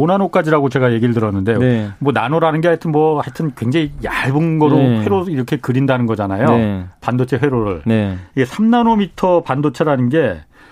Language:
Korean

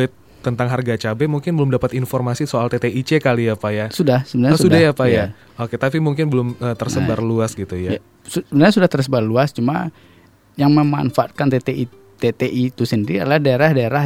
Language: Indonesian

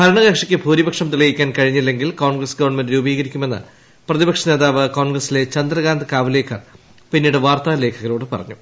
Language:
Malayalam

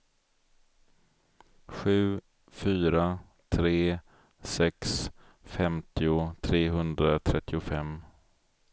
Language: Swedish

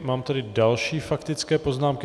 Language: Czech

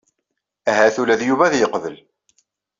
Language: Kabyle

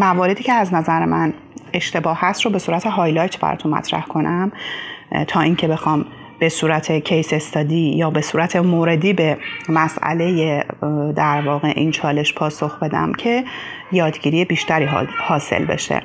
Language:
Persian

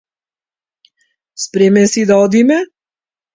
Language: Macedonian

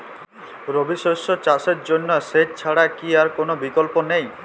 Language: Bangla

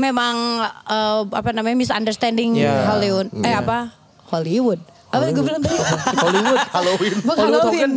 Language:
Indonesian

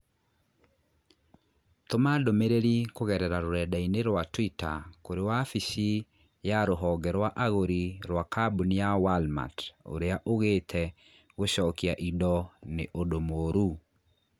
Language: Kikuyu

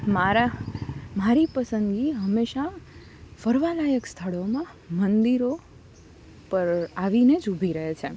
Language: Gujarati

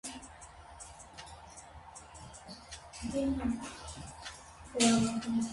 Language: Armenian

